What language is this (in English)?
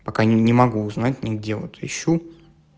Russian